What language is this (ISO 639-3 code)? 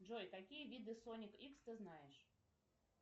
rus